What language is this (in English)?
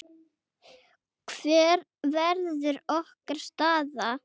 Icelandic